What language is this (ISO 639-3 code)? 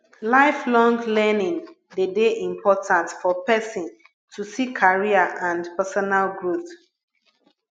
pcm